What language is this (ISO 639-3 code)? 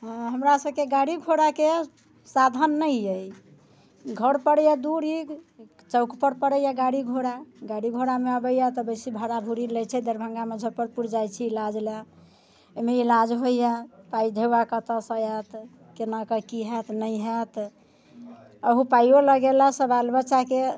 mai